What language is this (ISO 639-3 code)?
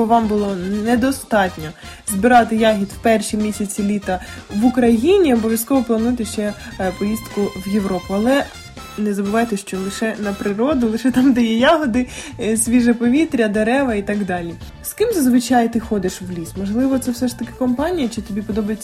ukr